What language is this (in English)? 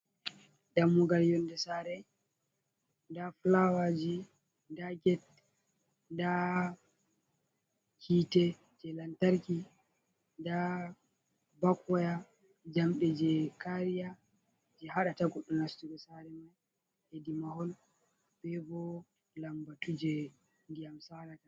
Fula